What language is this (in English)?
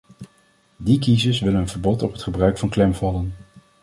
Dutch